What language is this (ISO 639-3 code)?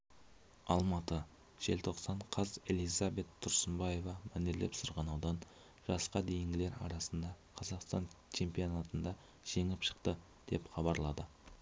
kaz